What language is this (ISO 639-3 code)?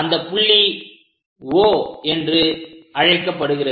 tam